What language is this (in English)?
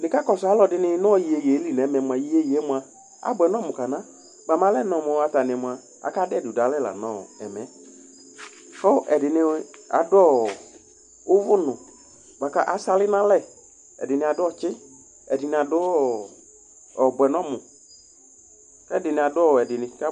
Ikposo